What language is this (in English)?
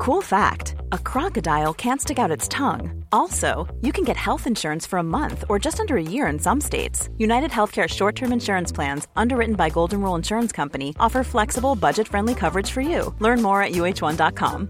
Swedish